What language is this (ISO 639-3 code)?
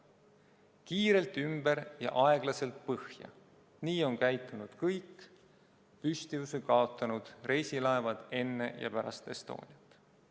est